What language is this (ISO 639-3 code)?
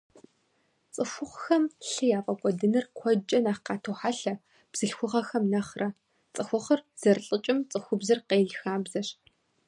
kbd